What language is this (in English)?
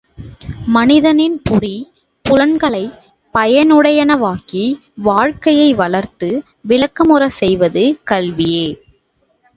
Tamil